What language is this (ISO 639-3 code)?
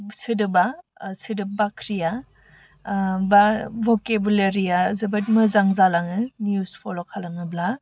brx